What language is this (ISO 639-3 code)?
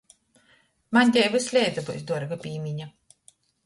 ltg